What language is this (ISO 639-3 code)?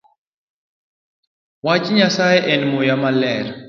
luo